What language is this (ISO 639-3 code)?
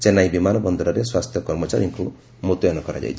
ori